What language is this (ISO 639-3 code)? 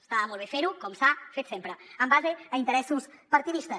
cat